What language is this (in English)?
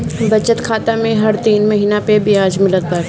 Bhojpuri